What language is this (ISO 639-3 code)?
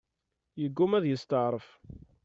kab